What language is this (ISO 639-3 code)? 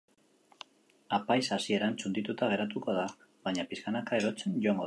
eus